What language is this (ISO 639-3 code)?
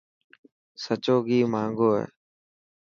mki